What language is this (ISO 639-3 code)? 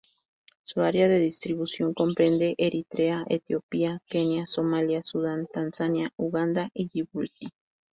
spa